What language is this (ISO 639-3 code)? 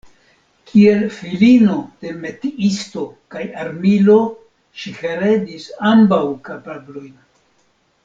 epo